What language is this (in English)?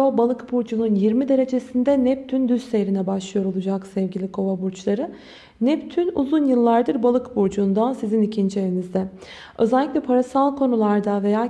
Turkish